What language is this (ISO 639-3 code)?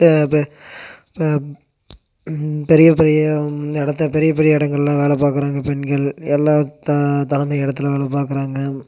tam